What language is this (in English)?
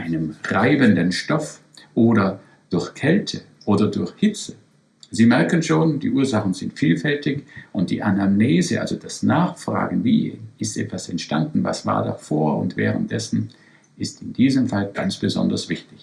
German